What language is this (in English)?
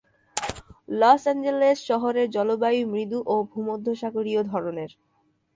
Bangla